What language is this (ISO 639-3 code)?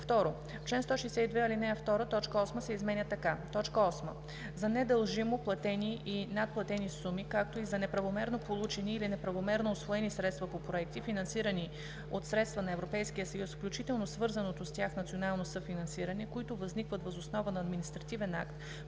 bul